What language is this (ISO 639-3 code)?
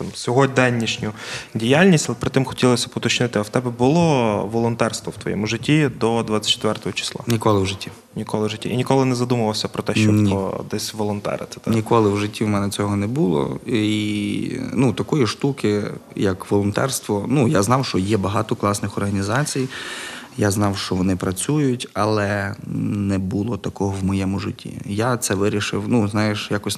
ukr